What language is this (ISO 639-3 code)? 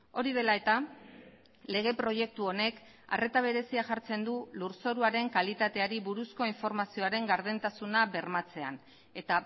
eus